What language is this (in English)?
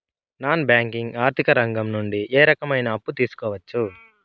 Telugu